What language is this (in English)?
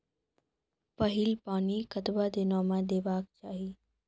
Maithili